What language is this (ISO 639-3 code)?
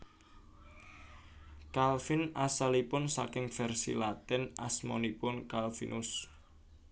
jav